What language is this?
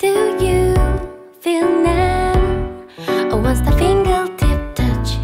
Korean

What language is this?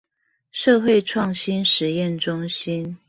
Chinese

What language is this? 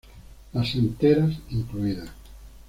Spanish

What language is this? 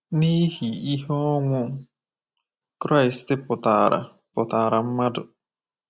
Igbo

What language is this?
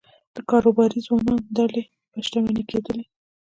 Pashto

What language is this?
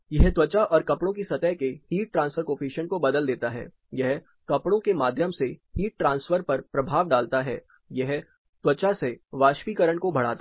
Hindi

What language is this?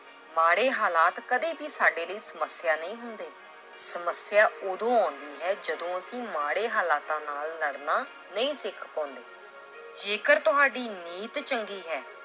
Punjabi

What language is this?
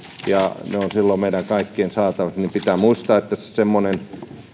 Finnish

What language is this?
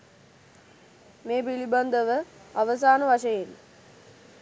Sinhala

